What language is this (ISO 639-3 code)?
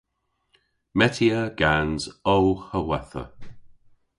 cor